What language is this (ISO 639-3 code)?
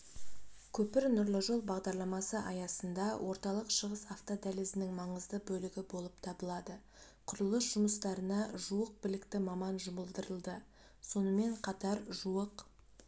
kaz